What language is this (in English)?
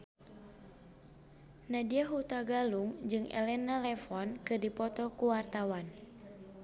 Sundanese